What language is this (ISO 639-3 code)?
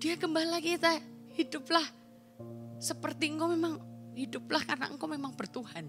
ind